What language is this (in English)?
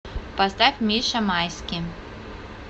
Russian